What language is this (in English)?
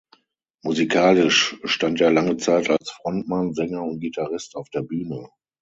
German